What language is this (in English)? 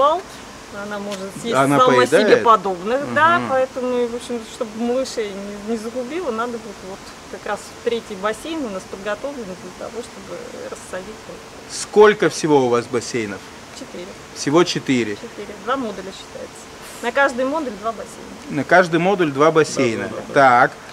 Russian